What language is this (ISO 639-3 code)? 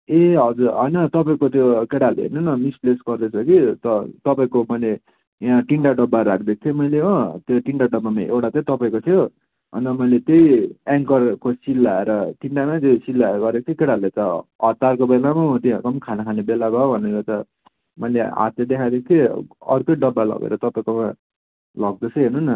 nep